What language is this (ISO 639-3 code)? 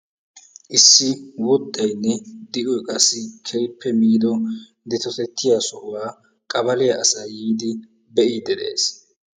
wal